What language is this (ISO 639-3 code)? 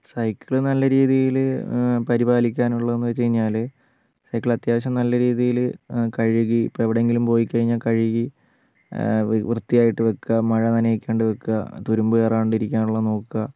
mal